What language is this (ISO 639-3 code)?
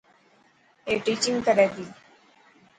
mki